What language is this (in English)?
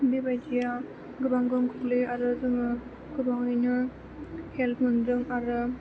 Bodo